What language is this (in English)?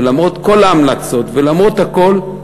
Hebrew